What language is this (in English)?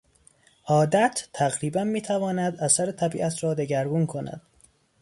Persian